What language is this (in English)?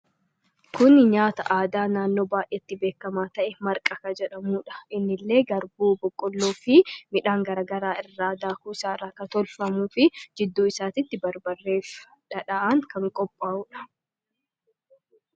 Oromo